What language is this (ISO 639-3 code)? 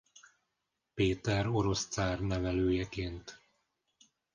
hun